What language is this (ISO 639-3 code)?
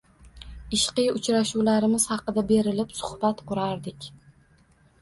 uzb